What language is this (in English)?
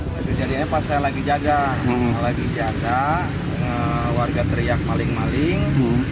Indonesian